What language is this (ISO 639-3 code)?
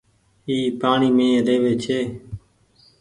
gig